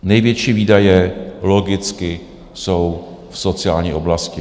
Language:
Czech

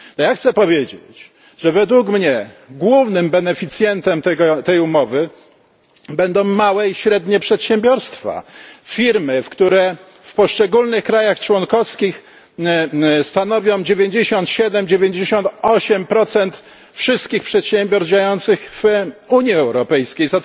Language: Polish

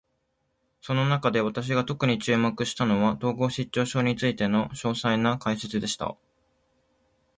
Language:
Japanese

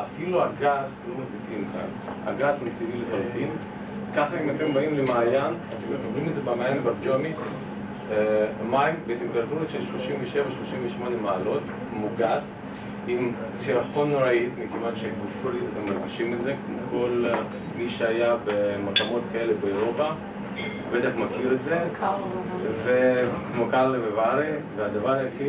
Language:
Hebrew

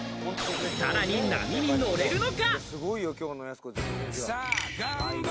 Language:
Japanese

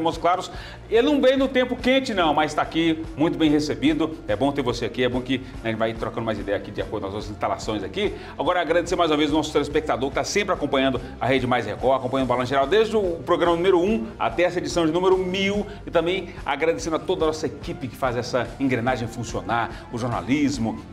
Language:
Portuguese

